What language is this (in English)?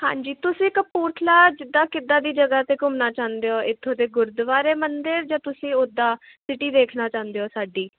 Punjabi